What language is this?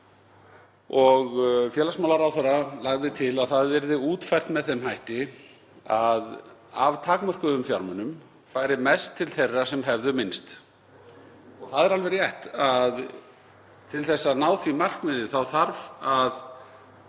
Icelandic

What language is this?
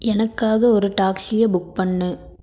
Tamil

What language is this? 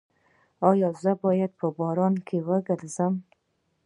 Pashto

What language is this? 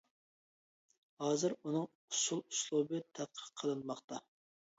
Uyghur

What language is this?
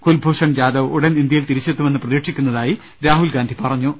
Malayalam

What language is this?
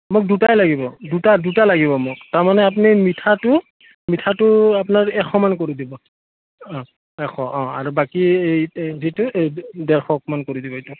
Assamese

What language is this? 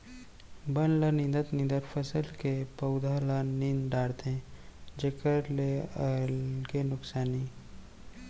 Chhattisgarhi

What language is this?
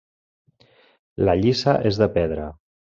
Catalan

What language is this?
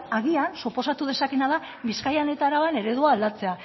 Basque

